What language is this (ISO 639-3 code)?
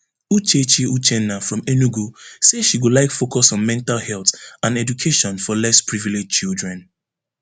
pcm